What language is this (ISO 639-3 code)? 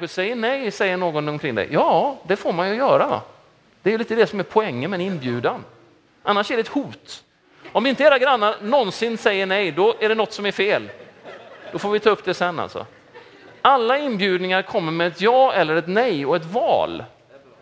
swe